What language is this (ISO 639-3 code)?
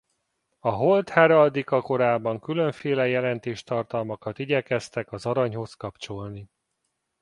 hun